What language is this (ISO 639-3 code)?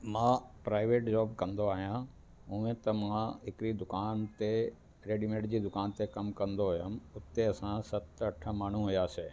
snd